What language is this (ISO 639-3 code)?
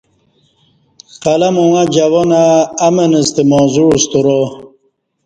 bsh